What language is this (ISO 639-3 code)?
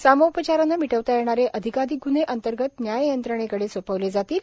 mar